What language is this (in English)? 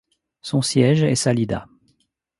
French